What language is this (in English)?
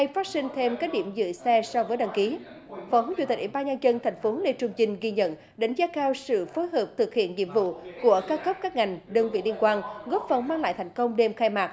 Vietnamese